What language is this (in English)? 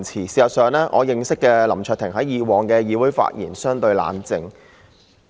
Cantonese